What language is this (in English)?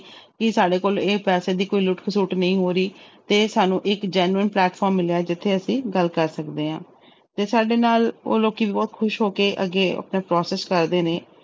Punjabi